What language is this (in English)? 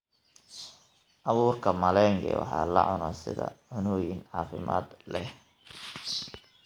Somali